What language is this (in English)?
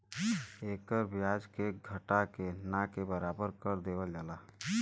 Bhojpuri